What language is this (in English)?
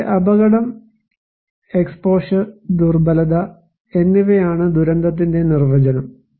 Malayalam